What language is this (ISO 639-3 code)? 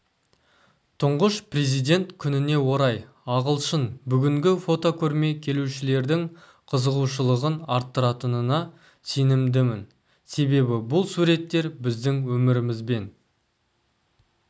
kaz